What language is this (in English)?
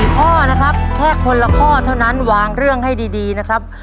Thai